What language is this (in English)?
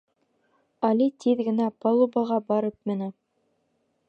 Bashkir